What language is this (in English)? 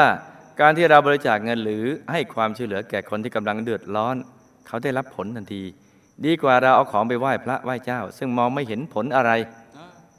Thai